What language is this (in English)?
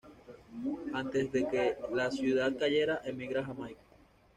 Spanish